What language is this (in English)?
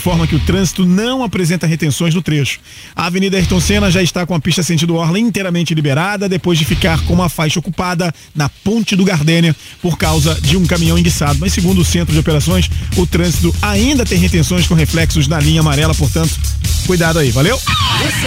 Portuguese